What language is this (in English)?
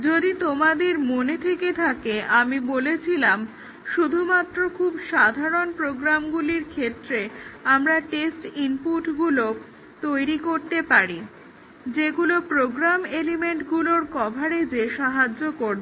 Bangla